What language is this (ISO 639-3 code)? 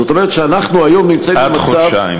heb